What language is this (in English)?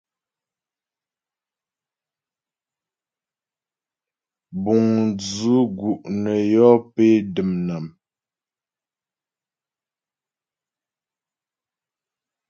Ghomala